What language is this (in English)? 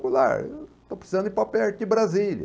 Portuguese